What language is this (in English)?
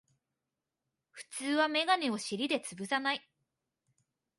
Japanese